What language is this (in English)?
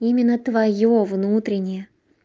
Russian